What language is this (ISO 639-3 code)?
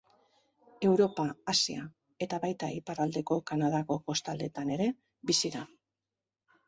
eus